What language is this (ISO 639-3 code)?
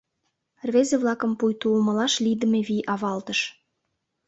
chm